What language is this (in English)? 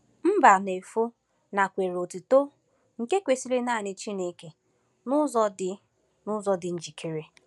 Igbo